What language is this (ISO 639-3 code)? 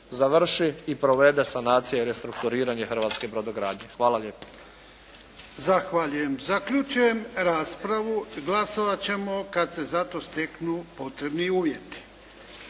hrv